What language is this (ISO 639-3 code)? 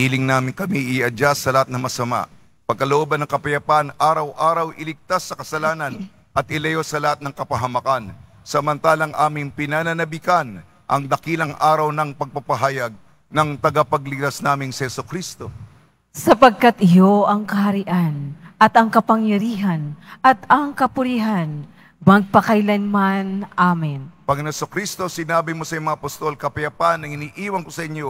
fil